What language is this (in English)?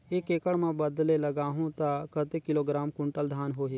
Chhattisgarhi